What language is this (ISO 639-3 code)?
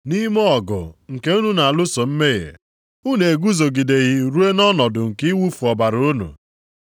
ibo